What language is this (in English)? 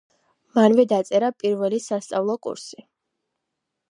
Georgian